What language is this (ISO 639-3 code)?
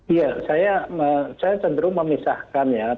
ind